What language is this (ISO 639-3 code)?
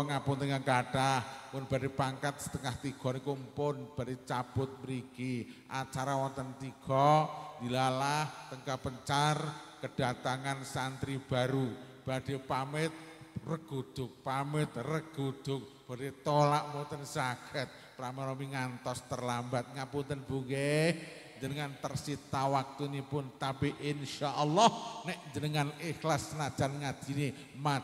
ind